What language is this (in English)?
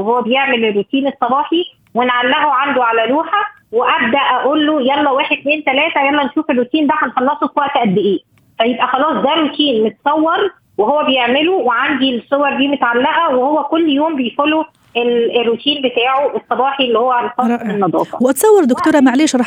Arabic